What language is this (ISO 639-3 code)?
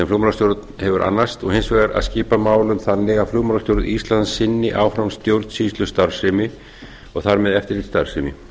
isl